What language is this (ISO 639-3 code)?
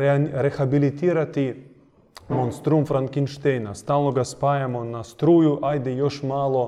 hrv